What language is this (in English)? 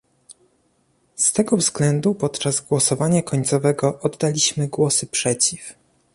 Polish